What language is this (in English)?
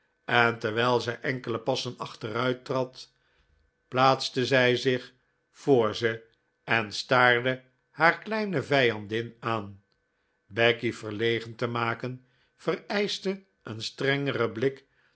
Dutch